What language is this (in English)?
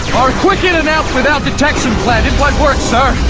English